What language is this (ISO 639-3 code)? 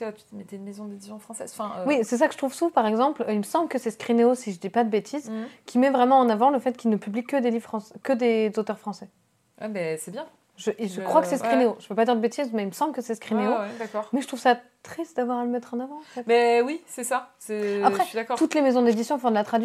fra